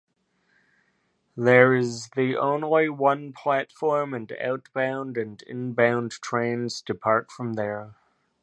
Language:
English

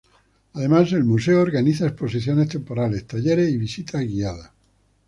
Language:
Spanish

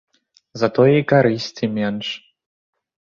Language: Belarusian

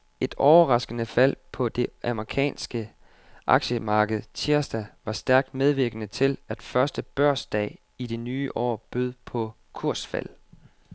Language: Danish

